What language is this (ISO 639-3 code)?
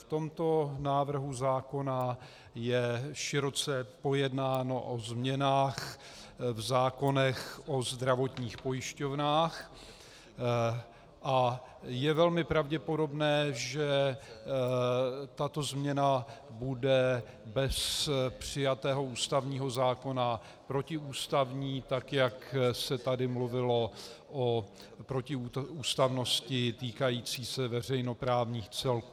ces